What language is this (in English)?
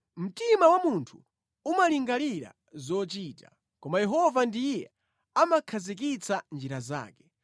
Nyanja